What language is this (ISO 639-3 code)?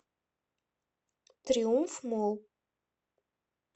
rus